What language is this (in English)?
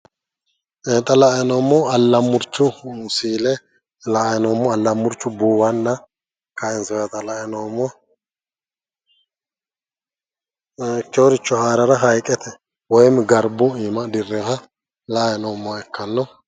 Sidamo